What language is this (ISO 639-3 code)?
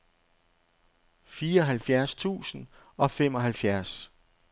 dan